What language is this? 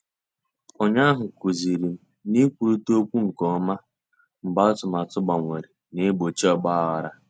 Igbo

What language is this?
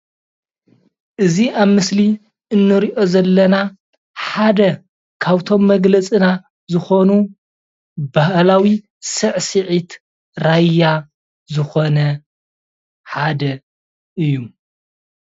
Tigrinya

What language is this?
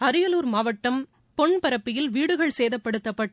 Tamil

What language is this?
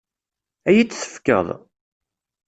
Kabyle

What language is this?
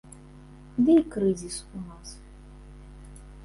Belarusian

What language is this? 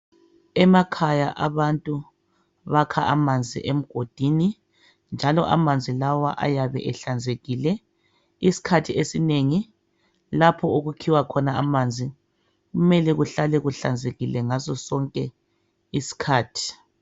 North Ndebele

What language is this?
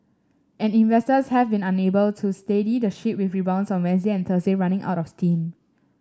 English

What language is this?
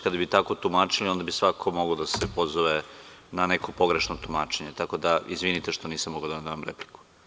Serbian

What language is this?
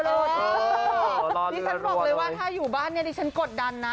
Thai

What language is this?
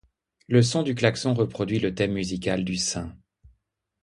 French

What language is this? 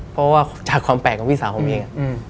Thai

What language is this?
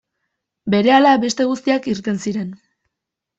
Basque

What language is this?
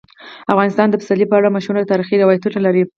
Pashto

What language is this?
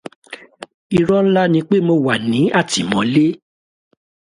Yoruba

